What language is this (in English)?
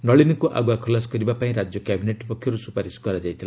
Odia